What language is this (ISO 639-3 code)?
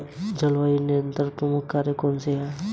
hin